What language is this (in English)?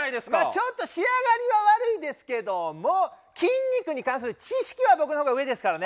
Japanese